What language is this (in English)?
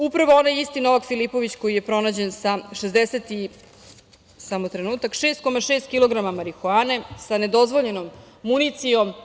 Serbian